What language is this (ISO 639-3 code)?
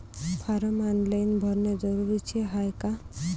mar